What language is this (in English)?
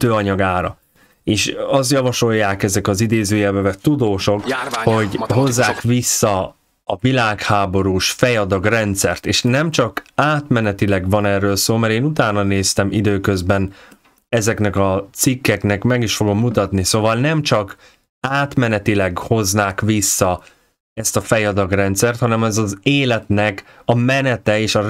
Hungarian